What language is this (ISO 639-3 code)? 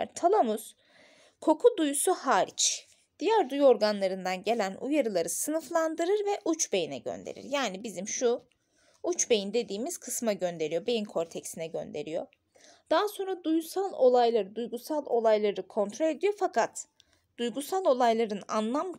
tur